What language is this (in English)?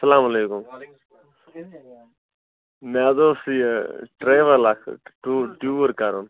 Kashmiri